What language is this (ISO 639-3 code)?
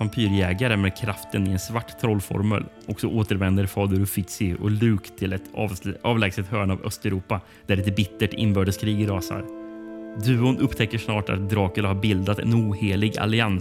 swe